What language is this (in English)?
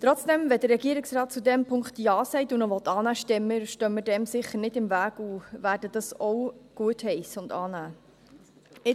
Swiss German